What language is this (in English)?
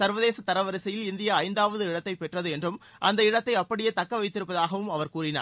Tamil